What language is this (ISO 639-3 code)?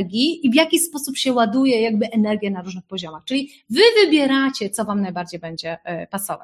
pol